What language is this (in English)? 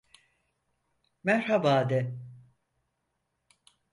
Turkish